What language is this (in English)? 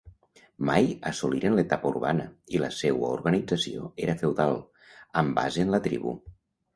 Catalan